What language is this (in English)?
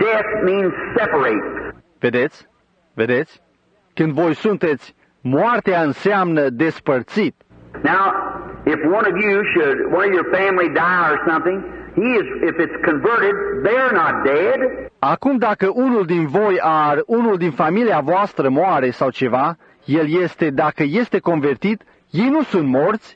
Romanian